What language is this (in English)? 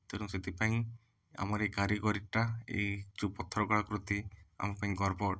Odia